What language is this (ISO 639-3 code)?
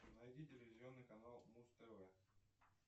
rus